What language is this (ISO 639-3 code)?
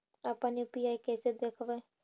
mag